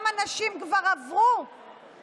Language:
Hebrew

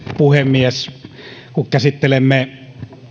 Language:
Finnish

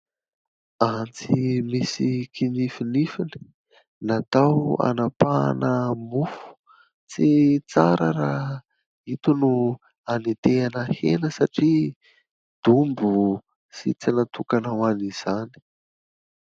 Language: Malagasy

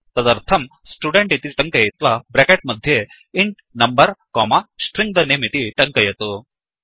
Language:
Sanskrit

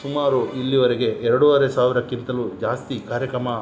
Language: Kannada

